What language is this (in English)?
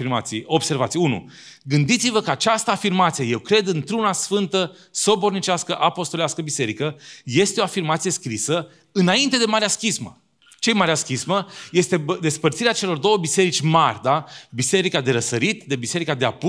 Romanian